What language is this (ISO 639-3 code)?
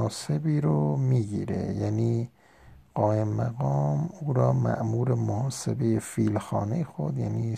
fas